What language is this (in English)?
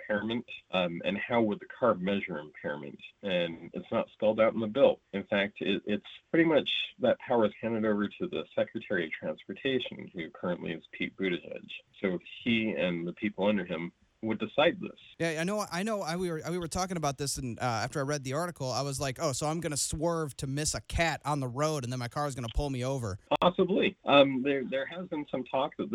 English